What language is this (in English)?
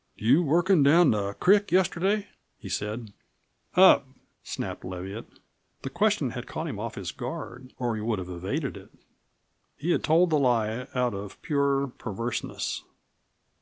English